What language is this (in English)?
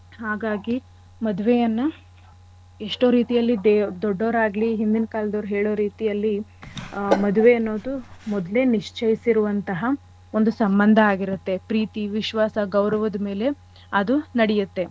Kannada